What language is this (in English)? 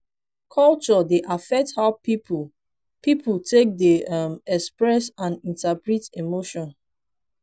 Nigerian Pidgin